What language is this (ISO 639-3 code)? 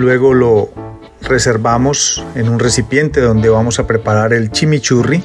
spa